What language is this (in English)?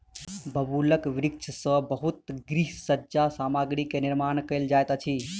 Maithili